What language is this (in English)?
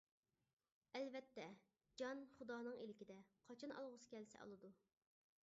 Uyghur